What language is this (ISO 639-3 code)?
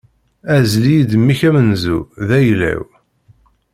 kab